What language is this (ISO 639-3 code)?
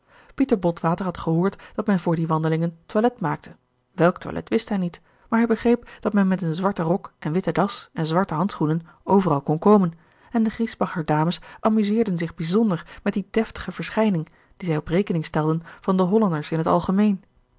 nld